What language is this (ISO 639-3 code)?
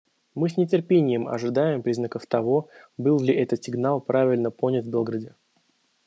rus